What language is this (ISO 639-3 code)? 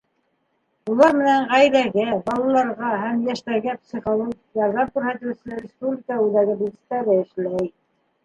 bak